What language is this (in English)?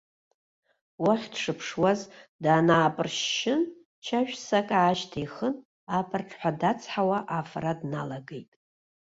Abkhazian